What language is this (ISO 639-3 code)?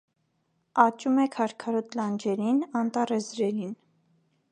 hye